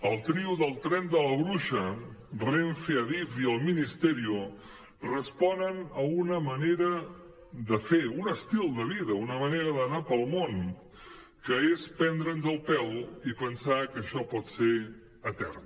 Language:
Catalan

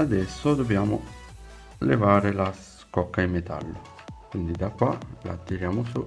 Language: Italian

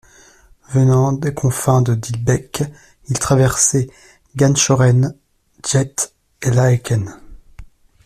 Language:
French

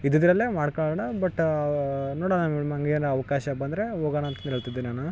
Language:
Kannada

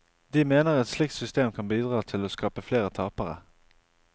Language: Norwegian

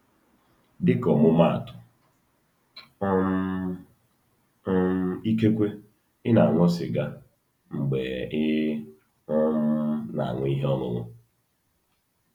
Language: Igbo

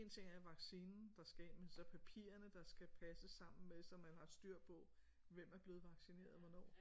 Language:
Danish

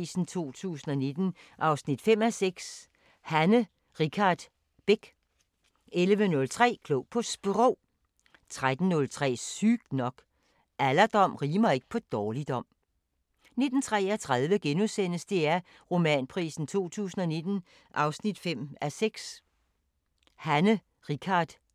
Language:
Danish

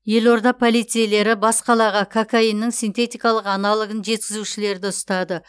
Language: Kazakh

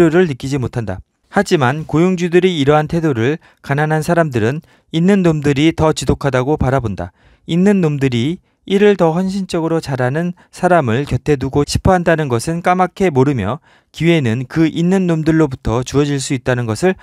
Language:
Korean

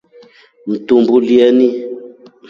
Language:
Rombo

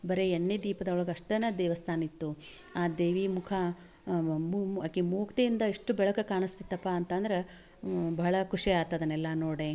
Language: Kannada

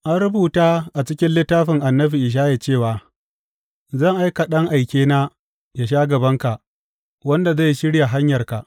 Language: Hausa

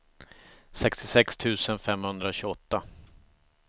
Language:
Swedish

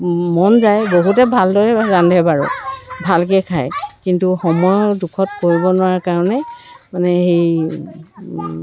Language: Assamese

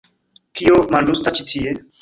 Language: Esperanto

